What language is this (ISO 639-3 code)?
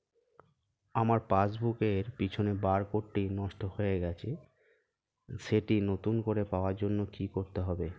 ben